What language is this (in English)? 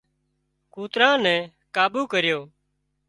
Wadiyara Koli